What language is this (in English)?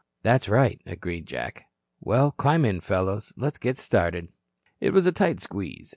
English